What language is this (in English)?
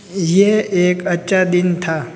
Hindi